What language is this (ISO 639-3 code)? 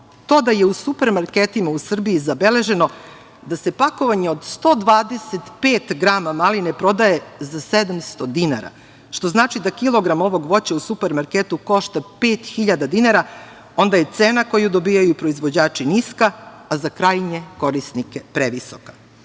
srp